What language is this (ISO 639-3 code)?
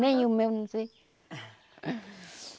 por